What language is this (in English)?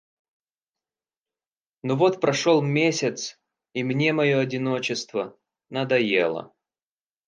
Russian